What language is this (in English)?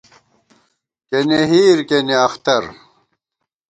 Gawar-Bati